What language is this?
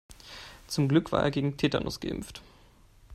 German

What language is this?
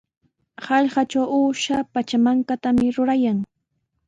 Sihuas Ancash Quechua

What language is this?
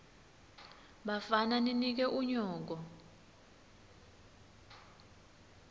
Swati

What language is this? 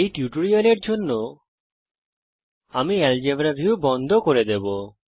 Bangla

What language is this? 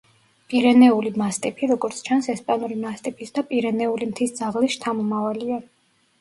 Georgian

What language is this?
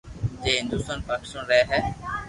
Loarki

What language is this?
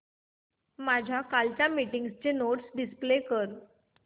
Marathi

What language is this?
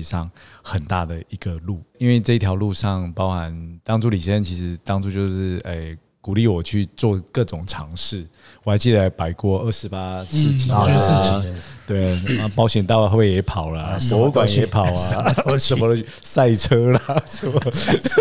Chinese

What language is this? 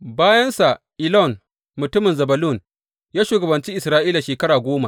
Hausa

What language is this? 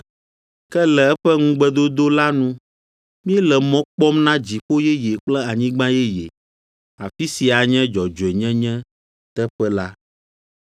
Ewe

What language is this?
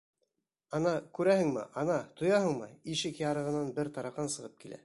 Bashkir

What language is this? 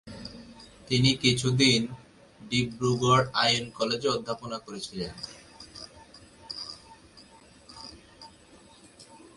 Bangla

